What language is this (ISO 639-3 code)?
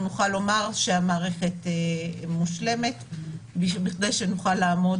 heb